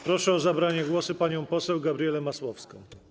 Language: Polish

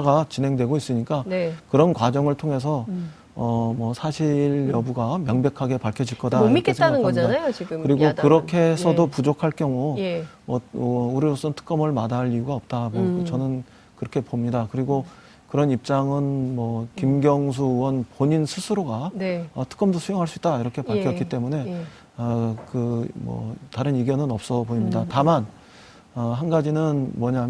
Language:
Korean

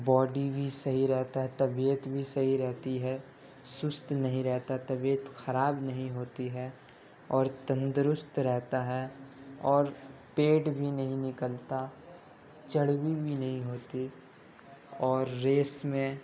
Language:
Urdu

